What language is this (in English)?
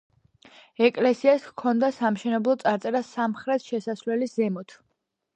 Georgian